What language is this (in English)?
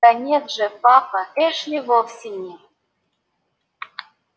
Russian